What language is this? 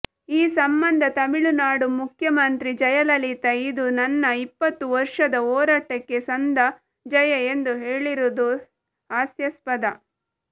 Kannada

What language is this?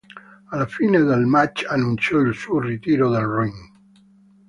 Italian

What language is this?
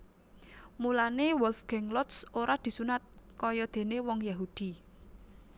Javanese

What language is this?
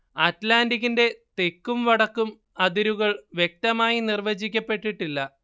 Malayalam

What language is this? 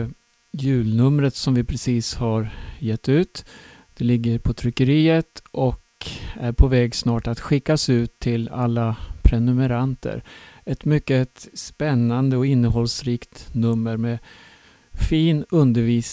Swedish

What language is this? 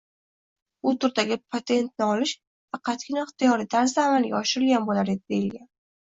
Uzbek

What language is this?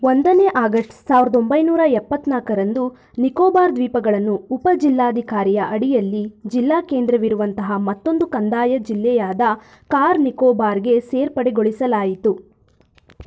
Kannada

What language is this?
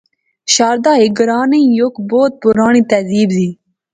Pahari-Potwari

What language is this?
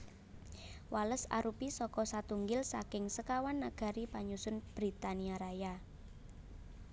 Javanese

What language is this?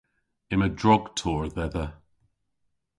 Cornish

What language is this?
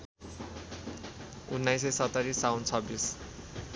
Nepali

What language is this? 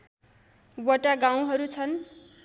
Nepali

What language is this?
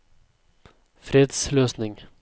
Norwegian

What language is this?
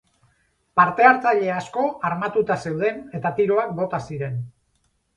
Basque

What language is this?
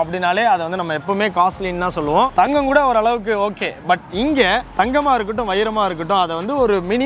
Korean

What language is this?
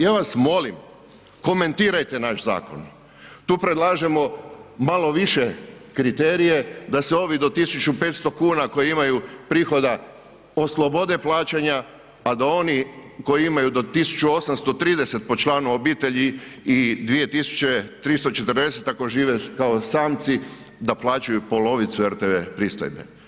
Croatian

